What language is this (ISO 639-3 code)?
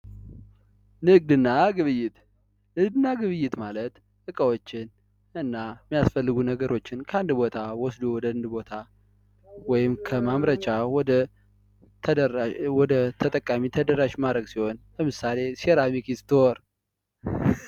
amh